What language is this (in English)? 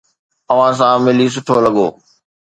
Sindhi